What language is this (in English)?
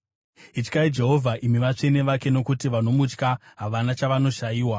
Shona